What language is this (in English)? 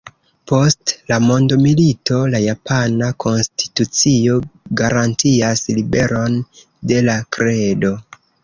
Esperanto